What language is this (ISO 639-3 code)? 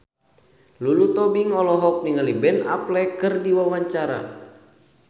sun